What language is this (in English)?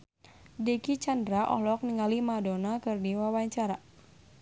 Sundanese